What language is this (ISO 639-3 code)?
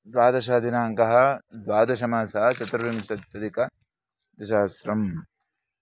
san